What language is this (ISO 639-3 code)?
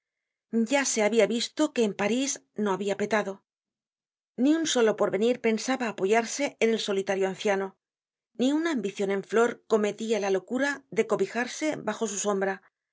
spa